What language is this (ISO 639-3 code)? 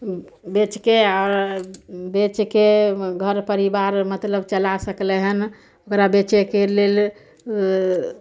mai